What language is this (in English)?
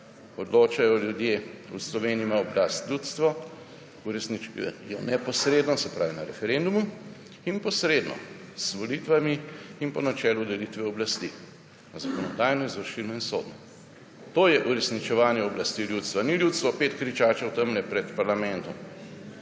Slovenian